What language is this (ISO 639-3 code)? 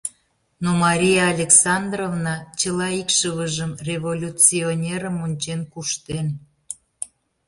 chm